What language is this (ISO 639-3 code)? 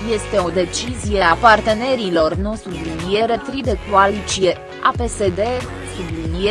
ron